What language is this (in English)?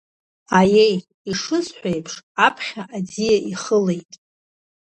Abkhazian